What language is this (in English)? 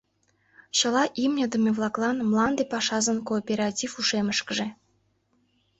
Mari